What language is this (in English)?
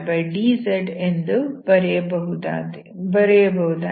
Kannada